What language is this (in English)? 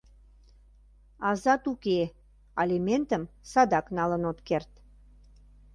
Mari